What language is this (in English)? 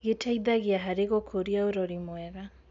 Kikuyu